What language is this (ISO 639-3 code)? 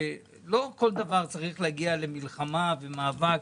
heb